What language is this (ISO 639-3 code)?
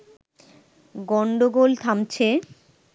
ben